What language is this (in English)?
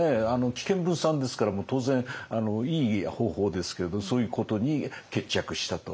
Japanese